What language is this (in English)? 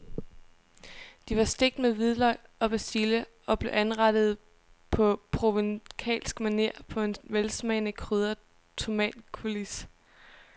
Danish